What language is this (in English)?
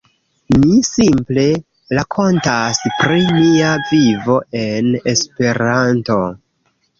Esperanto